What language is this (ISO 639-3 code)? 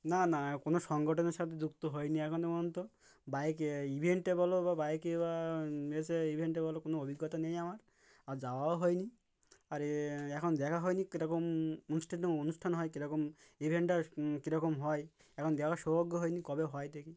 ben